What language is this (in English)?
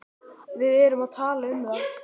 Icelandic